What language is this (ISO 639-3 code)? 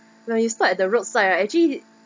eng